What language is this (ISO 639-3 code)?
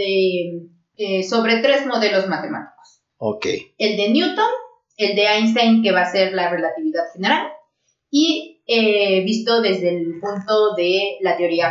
spa